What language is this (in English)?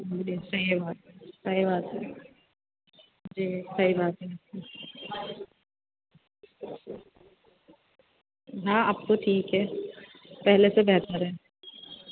Urdu